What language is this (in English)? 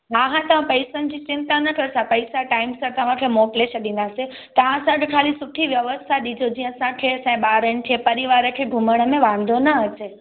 Sindhi